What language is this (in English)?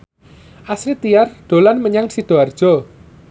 Javanese